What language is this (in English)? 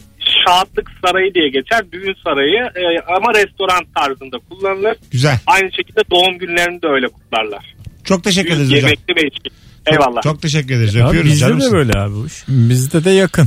Turkish